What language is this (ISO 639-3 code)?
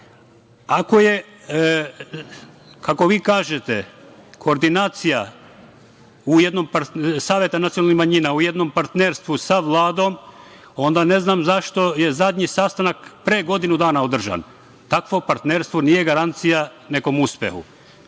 srp